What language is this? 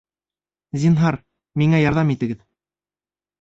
Bashkir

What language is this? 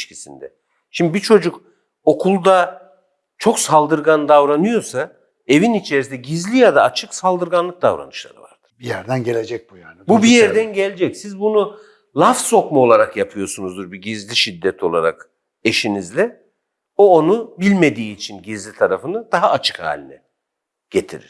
Turkish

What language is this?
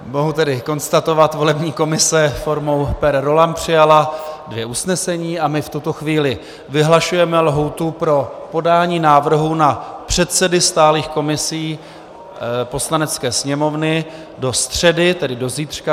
Czech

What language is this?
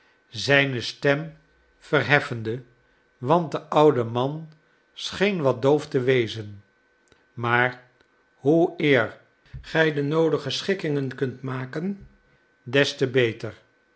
Dutch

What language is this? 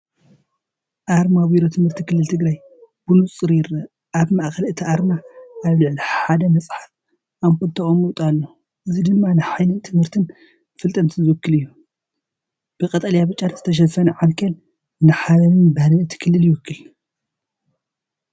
Tigrinya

